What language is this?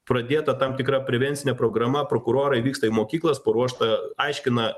Lithuanian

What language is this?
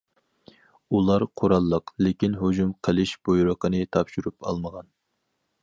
Uyghur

